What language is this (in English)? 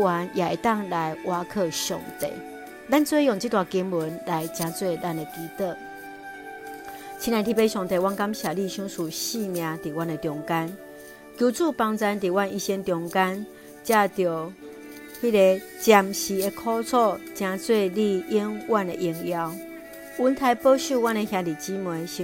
Chinese